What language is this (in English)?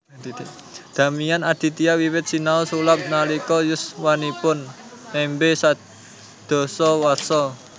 Javanese